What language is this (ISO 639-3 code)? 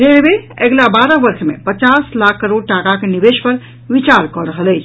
mai